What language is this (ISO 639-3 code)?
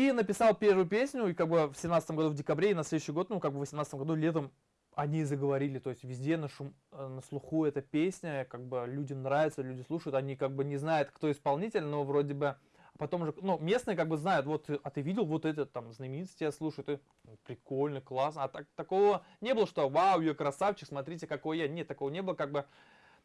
rus